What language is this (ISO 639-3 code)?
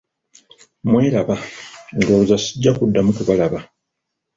lug